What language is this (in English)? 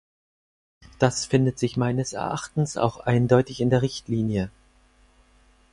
German